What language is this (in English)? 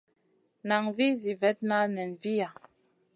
Masana